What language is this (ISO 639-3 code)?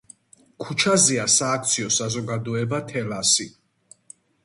kat